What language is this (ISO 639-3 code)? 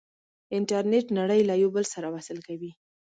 pus